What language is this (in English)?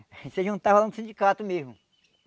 Portuguese